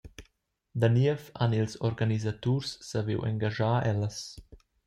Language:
Romansh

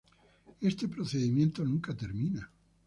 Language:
Spanish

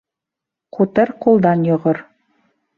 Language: Bashkir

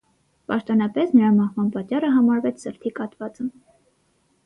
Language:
Armenian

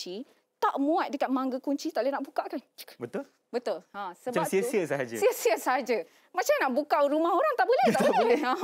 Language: Malay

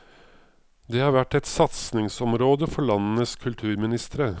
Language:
Norwegian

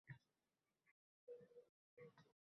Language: Uzbek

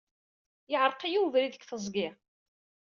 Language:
Kabyle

